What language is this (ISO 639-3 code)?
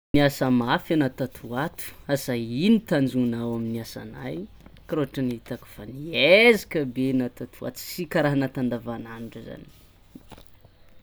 xmw